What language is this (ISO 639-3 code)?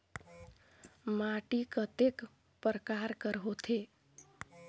hne